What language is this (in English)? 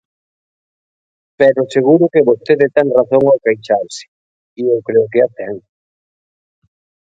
Galician